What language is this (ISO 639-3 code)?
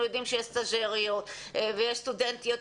heb